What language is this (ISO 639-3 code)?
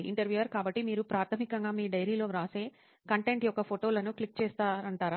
tel